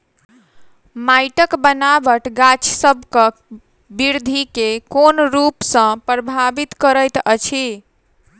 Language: Maithili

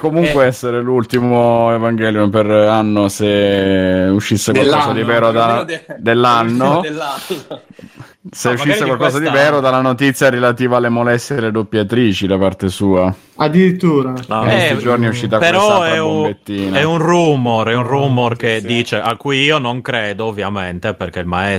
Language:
Italian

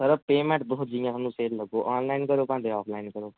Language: Dogri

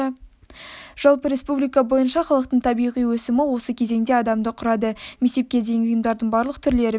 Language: Kazakh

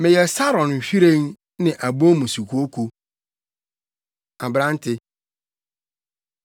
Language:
Akan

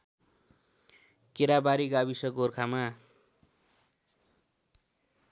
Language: Nepali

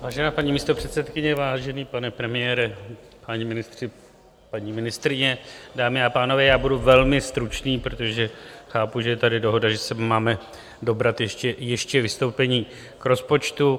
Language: Czech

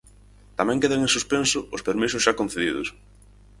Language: Galician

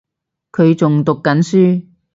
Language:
Cantonese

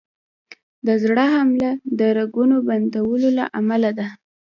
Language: Pashto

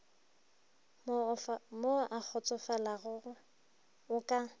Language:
Northern Sotho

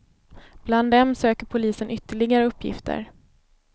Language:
Swedish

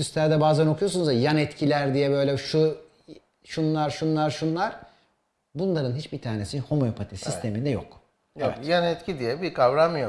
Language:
Turkish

